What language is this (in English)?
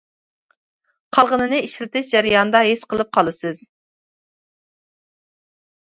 Uyghur